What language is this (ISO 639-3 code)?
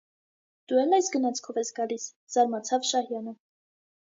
hye